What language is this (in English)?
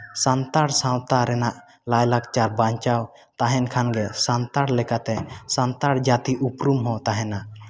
Santali